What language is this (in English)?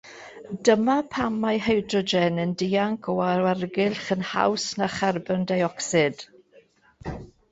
Welsh